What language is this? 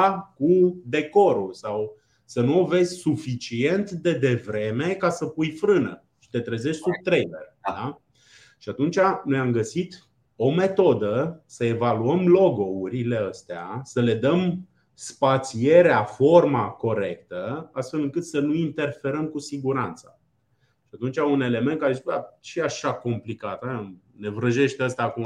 Romanian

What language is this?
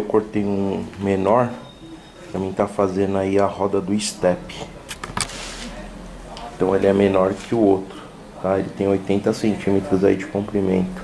Portuguese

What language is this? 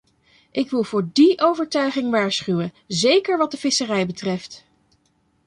Dutch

